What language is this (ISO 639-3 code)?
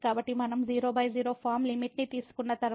tel